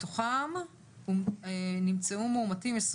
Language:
Hebrew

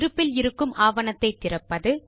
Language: Tamil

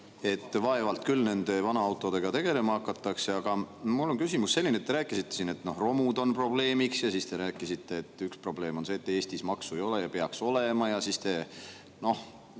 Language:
Estonian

